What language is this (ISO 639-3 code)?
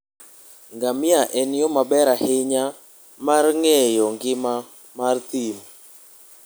luo